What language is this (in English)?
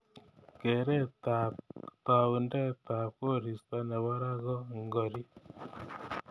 Kalenjin